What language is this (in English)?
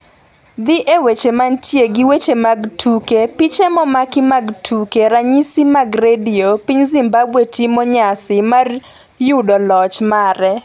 Luo (Kenya and Tanzania)